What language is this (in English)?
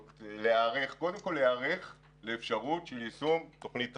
Hebrew